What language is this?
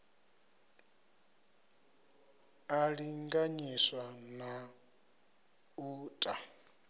Venda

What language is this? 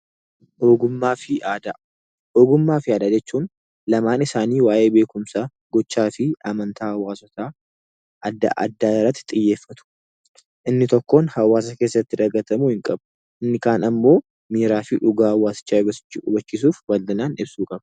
Oromo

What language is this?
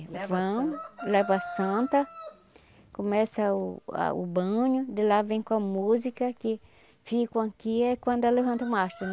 Portuguese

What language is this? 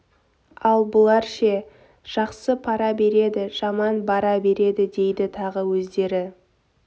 Kazakh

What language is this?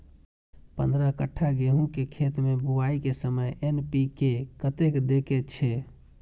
Maithili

